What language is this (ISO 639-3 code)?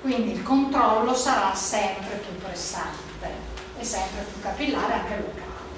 ita